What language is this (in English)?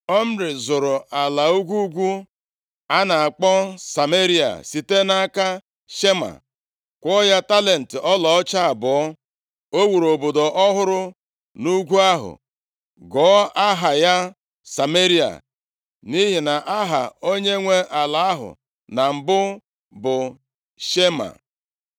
Igbo